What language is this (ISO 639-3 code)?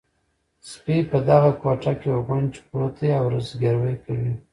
pus